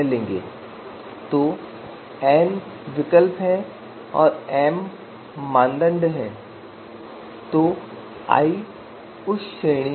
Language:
Hindi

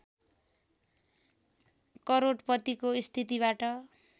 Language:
Nepali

